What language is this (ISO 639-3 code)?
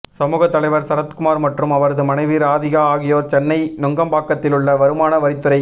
tam